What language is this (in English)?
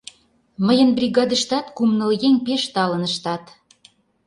Mari